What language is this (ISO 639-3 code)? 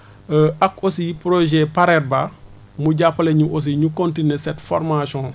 wol